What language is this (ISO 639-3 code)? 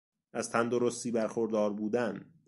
fas